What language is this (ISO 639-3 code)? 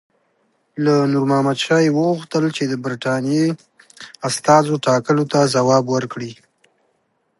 pus